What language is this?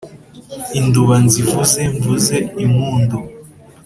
Kinyarwanda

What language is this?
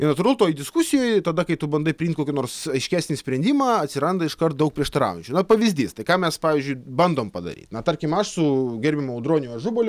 Lithuanian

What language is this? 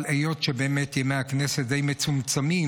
Hebrew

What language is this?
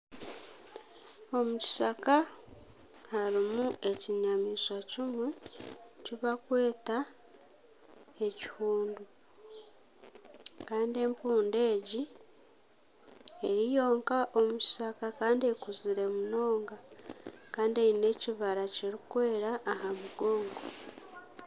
Nyankole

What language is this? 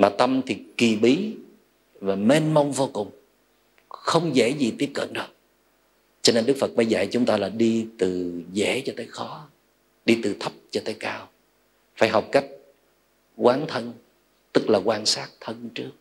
Vietnamese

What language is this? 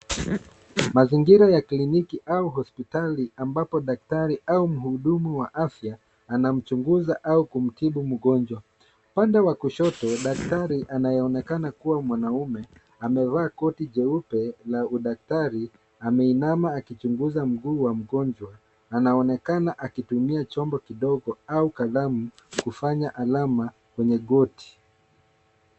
Swahili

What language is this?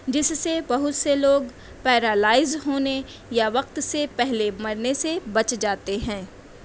Urdu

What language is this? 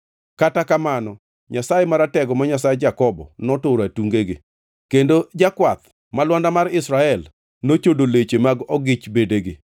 Luo (Kenya and Tanzania)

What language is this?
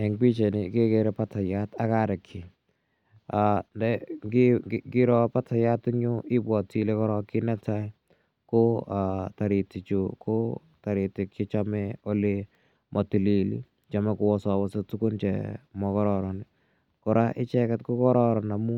Kalenjin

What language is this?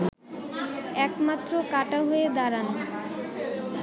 Bangla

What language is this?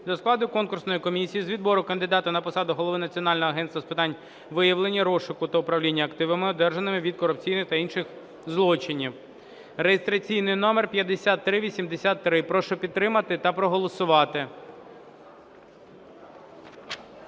Ukrainian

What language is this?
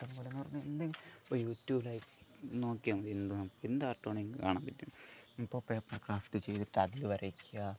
Malayalam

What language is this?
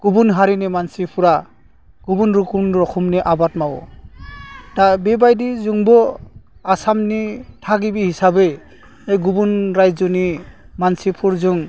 Bodo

